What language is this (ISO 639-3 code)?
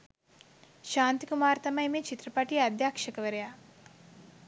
sin